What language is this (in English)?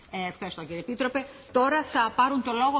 German